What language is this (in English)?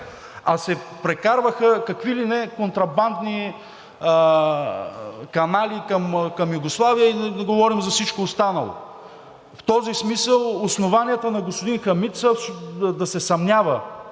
Bulgarian